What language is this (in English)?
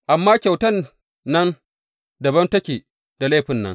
Hausa